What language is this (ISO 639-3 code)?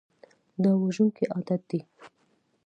pus